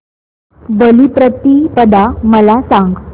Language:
Marathi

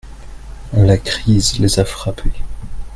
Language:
French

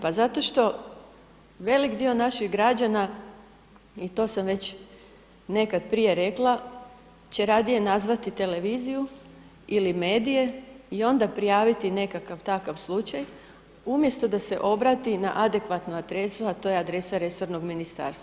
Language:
Croatian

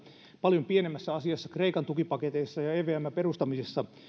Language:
Finnish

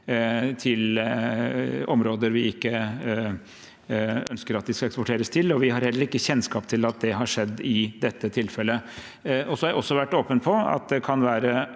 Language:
Norwegian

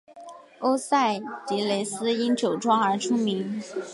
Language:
Chinese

